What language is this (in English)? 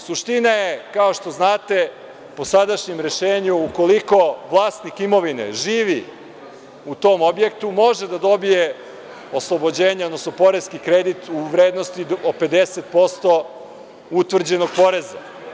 Serbian